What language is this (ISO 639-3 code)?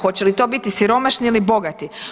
hrv